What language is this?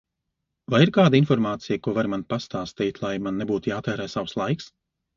Latvian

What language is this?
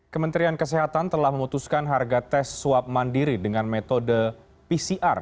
Indonesian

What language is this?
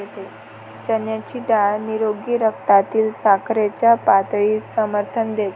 Marathi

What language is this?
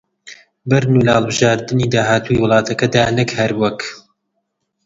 Central Kurdish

